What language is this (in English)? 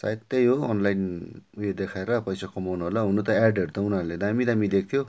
Nepali